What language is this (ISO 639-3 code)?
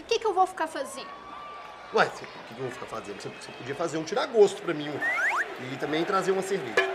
por